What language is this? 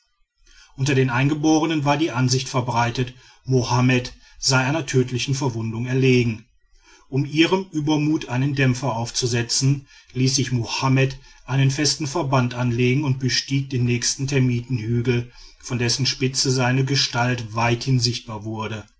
German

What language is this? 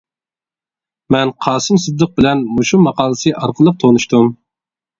Uyghur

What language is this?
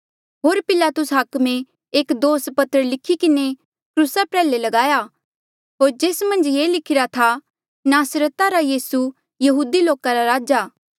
Mandeali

